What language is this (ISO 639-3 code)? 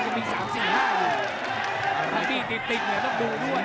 tha